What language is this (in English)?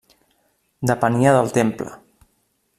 Catalan